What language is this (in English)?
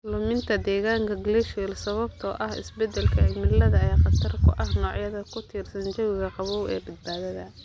Somali